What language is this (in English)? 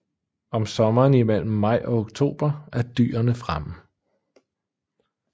Danish